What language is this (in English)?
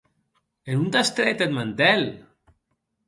Occitan